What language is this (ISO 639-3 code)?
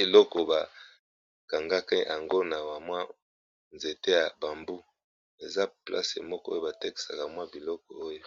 lin